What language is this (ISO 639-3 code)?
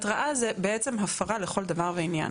heb